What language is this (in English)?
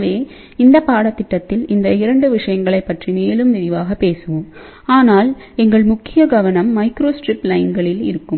Tamil